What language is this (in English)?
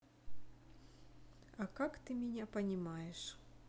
Russian